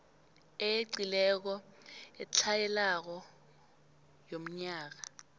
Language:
South Ndebele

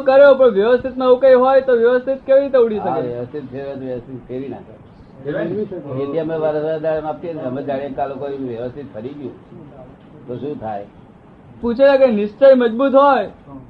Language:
Gujarati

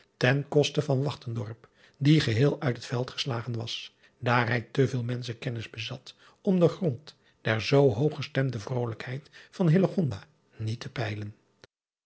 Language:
Dutch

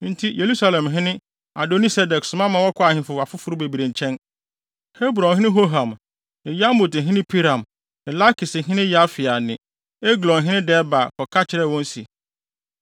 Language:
Akan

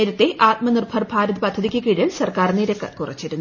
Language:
Malayalam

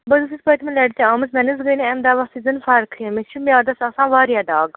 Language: Kashmiri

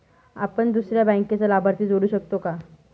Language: Marathi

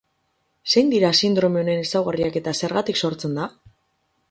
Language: Basque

